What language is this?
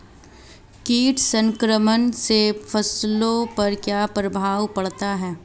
Hindi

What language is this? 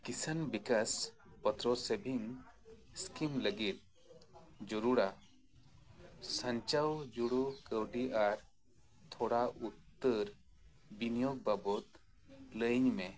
Santali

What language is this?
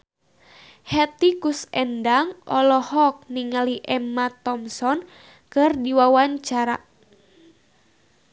Sundanese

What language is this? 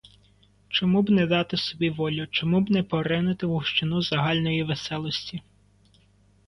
Ukrainian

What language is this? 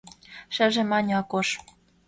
Mari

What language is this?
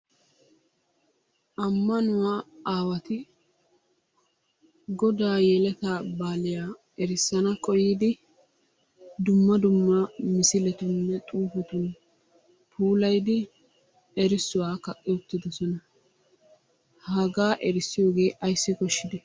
Wolaytta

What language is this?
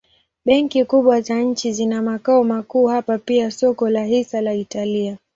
Swahili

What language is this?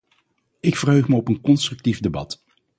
Dutch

